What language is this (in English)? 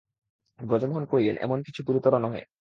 Bangla